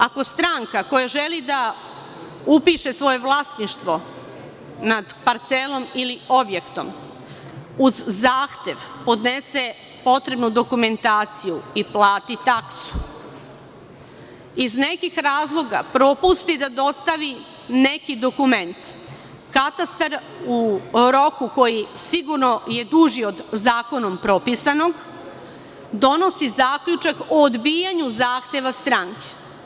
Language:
Serbian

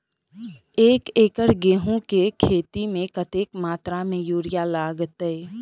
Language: Maithili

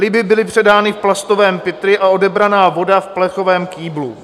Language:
Czech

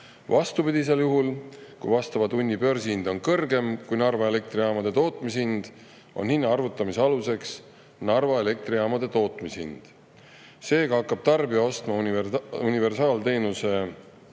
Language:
Estonian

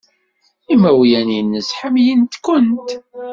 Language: Kabyle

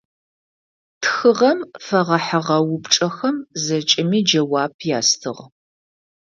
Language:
Adyghe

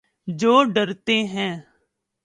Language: Urdu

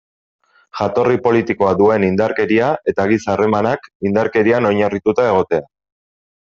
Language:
Basque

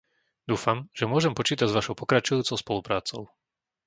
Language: Slovak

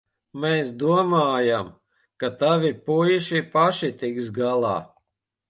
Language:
Latvian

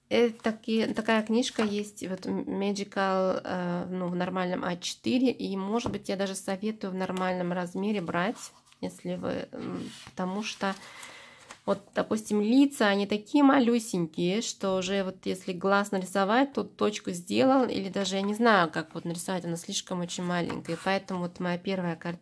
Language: Russian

